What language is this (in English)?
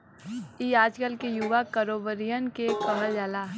Bhojpuri